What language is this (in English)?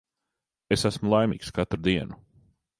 Latvian